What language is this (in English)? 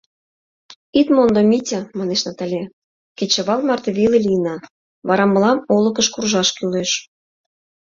Mari